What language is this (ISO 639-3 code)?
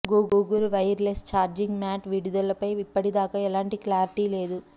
tel